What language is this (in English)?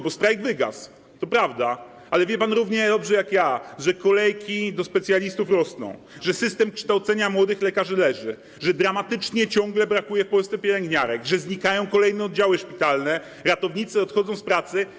Polish